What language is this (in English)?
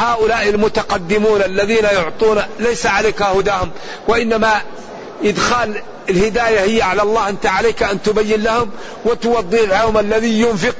Arabic